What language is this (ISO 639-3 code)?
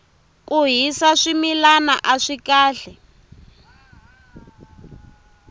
tso